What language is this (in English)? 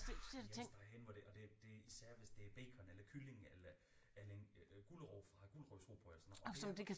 Danish